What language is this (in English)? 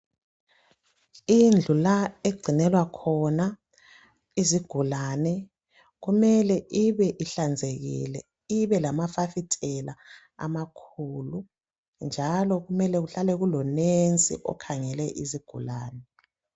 North Ndebele